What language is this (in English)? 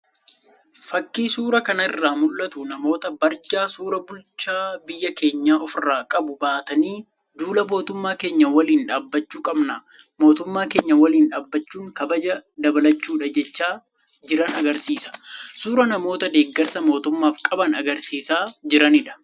Oromo